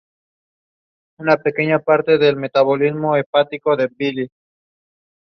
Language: English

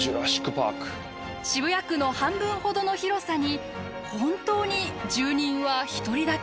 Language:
Japanese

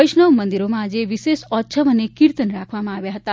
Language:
Gujarati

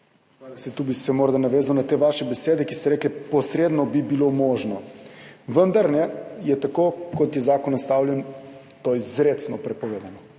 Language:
Slovenian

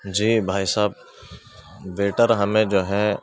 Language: Urdu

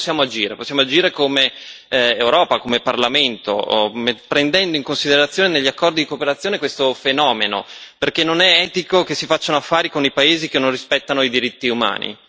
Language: Italian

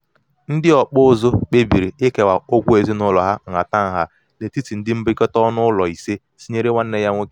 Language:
Igbo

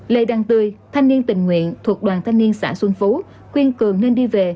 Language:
Vietnamese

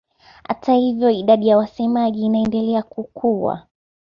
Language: Swahili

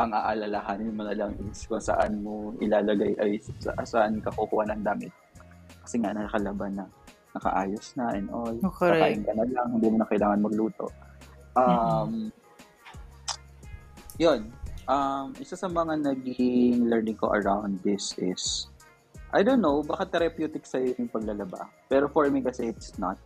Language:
Filipino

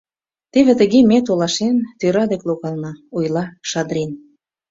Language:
Mari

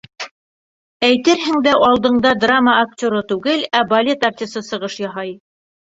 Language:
Bashkir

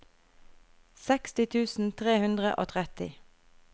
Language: Norwegian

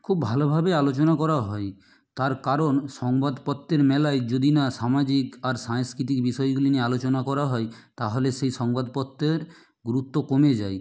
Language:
Bangla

